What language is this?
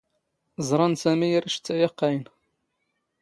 Standard Moroccan Tamazight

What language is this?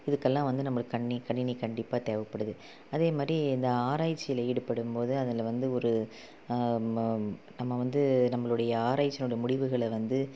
Tamil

